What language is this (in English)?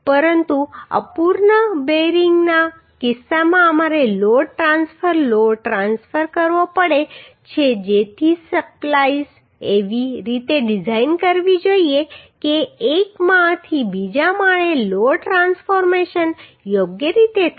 Gujarati